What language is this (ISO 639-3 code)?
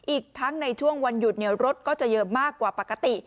tha